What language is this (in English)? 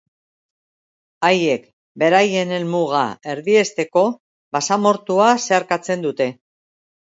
Basque